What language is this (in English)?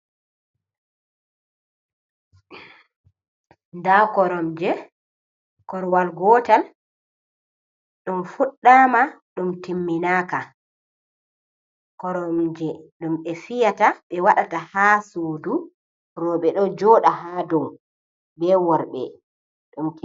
Fula